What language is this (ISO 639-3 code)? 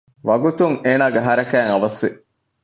div